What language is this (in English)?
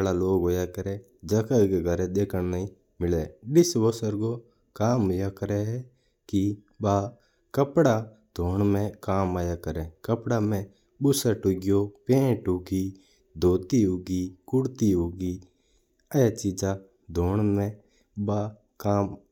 Mewari